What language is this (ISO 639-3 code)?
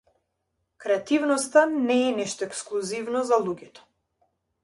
mkd